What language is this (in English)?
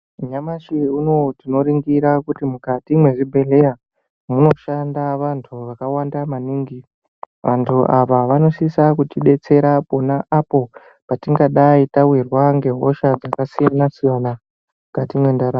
Ndau